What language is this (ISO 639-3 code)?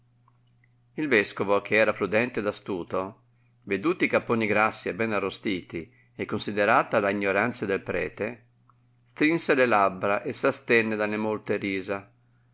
ita